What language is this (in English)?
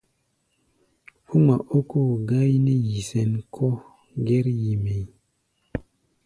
Gbaya